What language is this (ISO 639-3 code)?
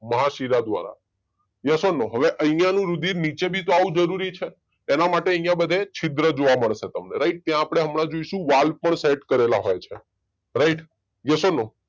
guj